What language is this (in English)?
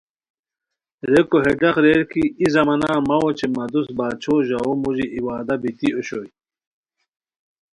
Khowar